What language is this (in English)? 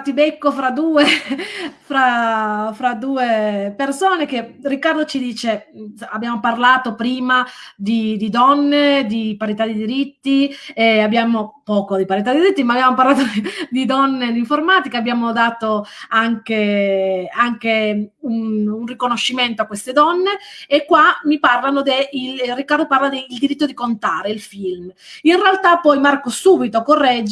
Italian